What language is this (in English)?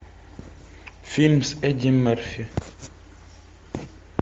Russian